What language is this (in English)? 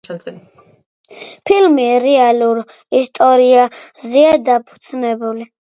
Georgian